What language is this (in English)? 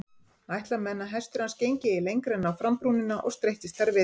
Icelandic